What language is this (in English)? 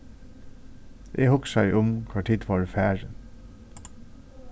Faroese